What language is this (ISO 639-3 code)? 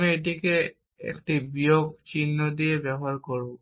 ben